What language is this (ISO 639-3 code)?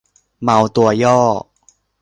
tha